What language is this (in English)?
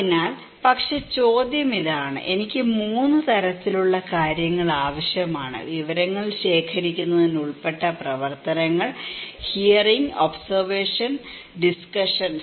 Malayalam